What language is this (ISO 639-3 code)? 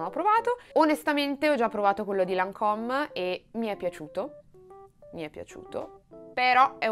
ita